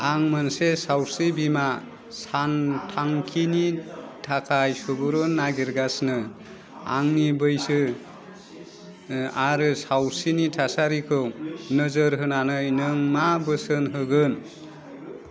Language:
Bodo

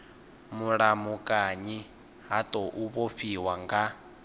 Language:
Venda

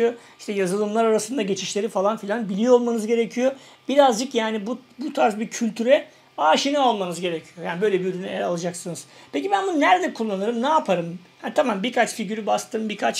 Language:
Turkish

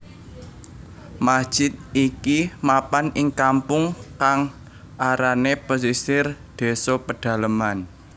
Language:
Javanese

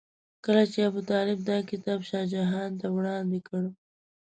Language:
Pashto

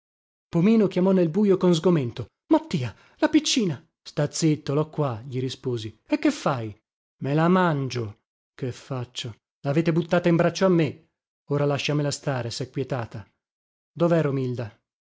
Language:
Italian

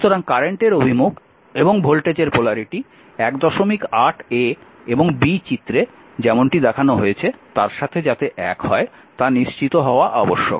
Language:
Bangla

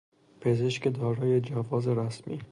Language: Persian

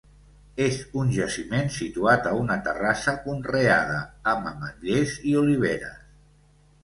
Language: Catalan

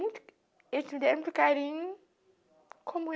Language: Portuguese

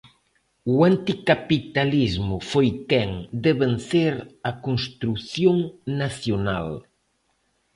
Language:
Galician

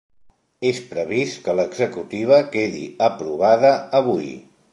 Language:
Catalan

